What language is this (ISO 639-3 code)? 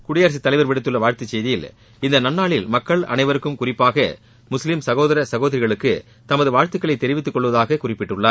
tam